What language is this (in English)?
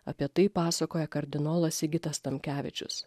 Lithuanian